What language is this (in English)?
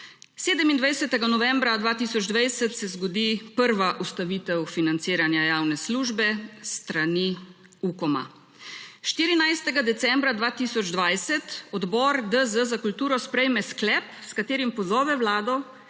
Slovenian